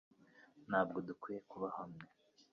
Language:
Kinyarwanda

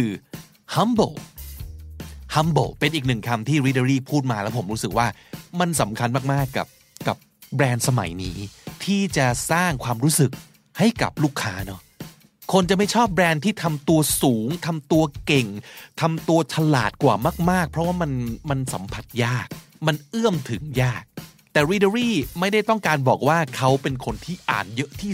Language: Thai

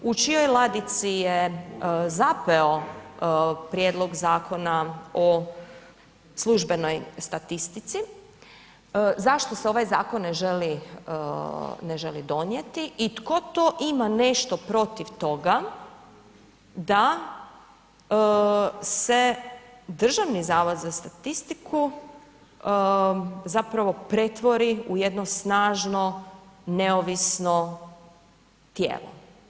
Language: Croatian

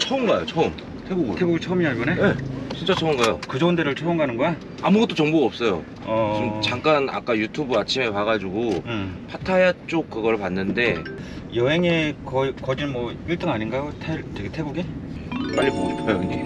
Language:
Korean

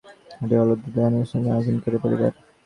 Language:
Bangla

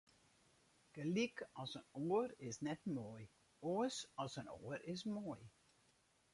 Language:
Western Frisian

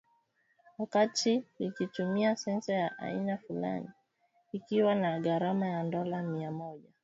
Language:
Swahili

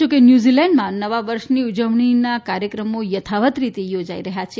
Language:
Gujarati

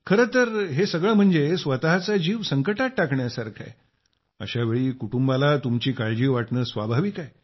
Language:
Marathi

